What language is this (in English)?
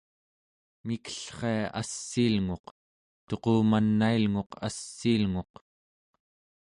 Central Yupik